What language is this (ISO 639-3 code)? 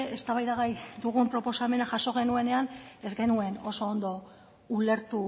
eus